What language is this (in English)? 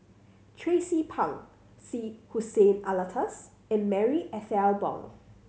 English